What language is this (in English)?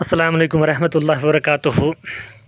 Kashmiri